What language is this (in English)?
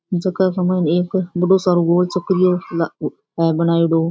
Rajasthani